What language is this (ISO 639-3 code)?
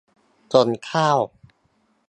tha